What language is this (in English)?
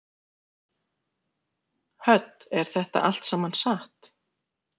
Icelandic